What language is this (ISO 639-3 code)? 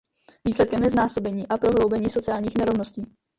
ces